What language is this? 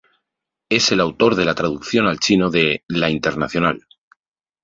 Spanish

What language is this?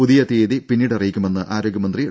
Malayalam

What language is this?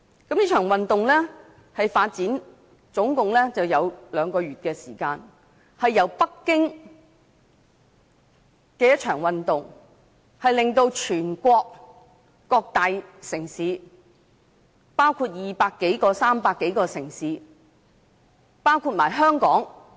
Cantonese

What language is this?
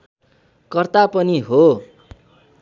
Nepali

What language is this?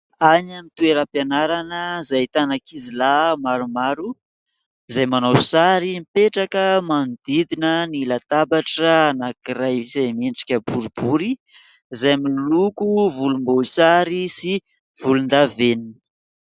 Malagasy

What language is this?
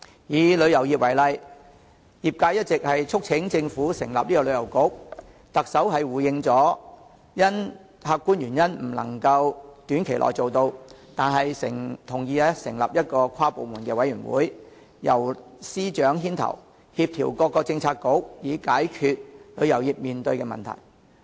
Cantonese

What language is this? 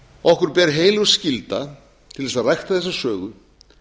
Icelandic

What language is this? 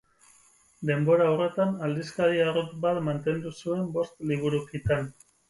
Basque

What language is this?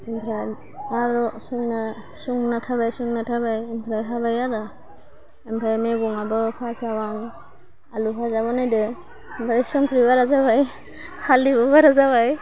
Bodo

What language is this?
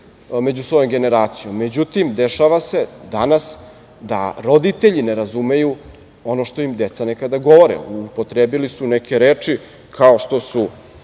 Serbian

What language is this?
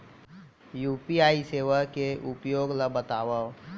Chhattisgarhi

